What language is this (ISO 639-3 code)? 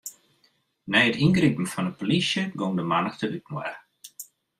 fry